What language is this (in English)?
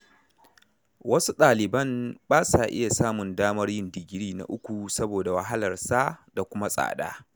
Hausa